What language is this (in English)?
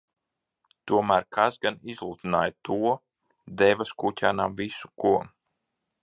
Latvian